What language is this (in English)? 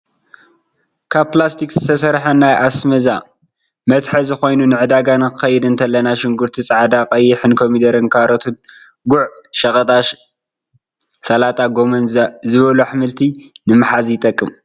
Tigrinya